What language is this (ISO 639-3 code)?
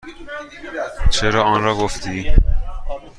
fas